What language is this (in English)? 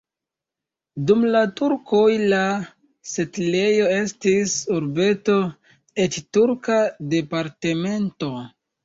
Esperanto